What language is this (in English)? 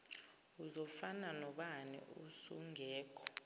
Zulu